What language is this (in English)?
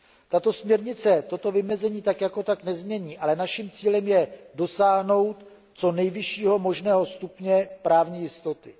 Czech